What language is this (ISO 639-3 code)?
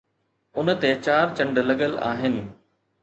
snd